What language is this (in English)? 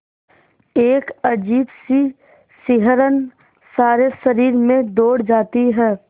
Hindi